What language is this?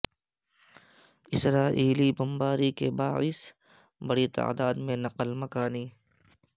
Urdu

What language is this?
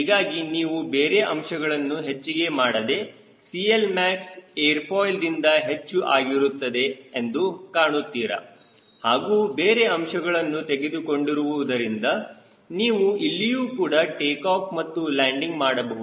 Kannada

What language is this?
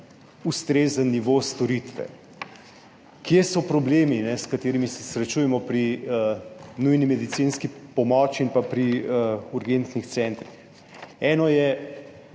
Slovenian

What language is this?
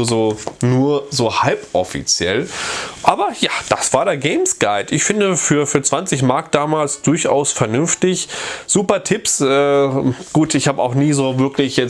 German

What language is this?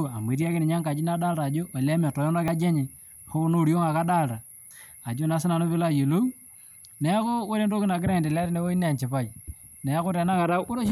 Masai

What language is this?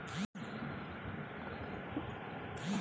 Telugu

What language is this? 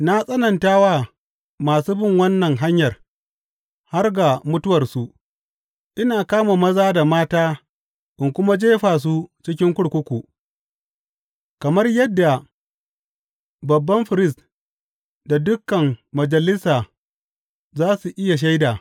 Hausa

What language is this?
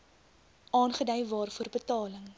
Afrikaans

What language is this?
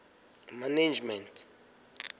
Southern Sotho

